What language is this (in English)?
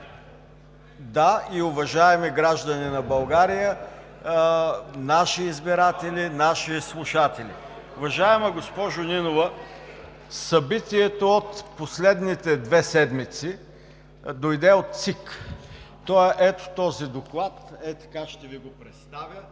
Bulgarian